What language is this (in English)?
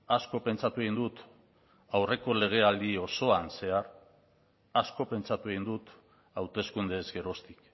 Basque